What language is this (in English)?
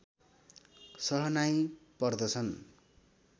Nepali